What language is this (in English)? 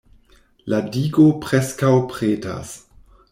Esperanto